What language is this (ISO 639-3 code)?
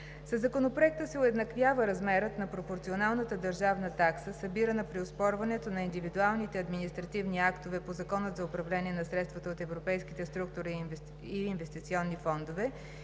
bul